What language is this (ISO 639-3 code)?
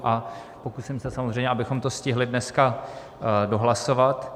ces